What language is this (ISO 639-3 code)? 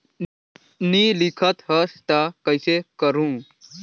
hne